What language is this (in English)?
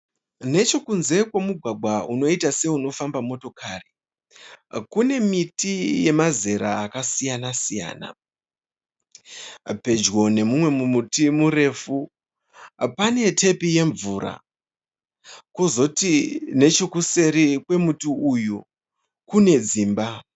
Shona